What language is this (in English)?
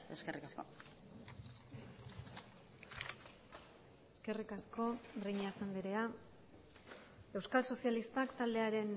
Basque